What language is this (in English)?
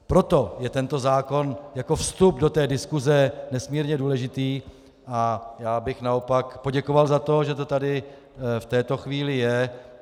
Czech